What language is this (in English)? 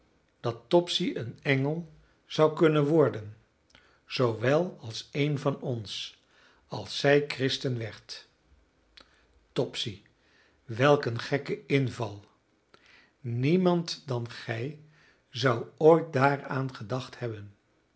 Dutch